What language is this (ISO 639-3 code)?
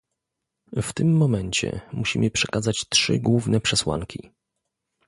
pol